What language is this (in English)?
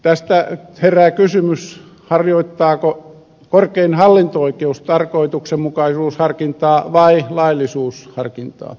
Finnish